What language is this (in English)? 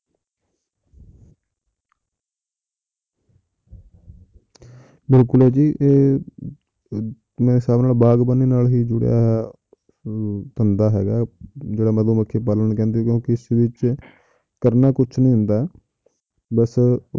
Punjabi